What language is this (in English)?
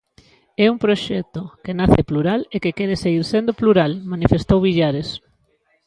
Galician